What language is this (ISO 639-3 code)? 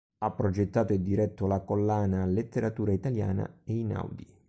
ita